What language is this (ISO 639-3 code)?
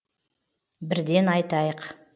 kaz